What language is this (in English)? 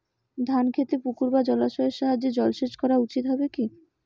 Bangla